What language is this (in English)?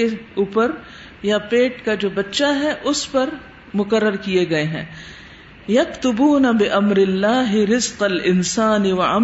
Urdu